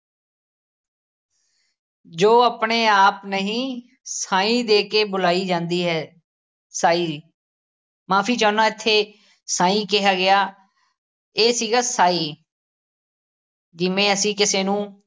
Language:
Punjabi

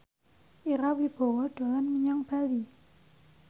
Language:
Javanese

